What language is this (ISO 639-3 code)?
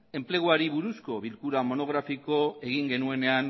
eus